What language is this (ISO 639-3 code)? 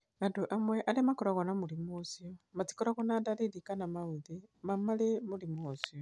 kik